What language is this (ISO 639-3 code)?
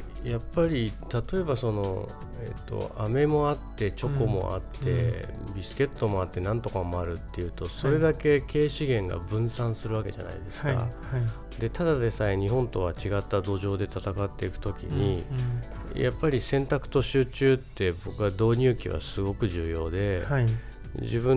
jpn